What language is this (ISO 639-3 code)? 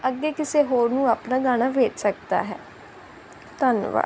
pan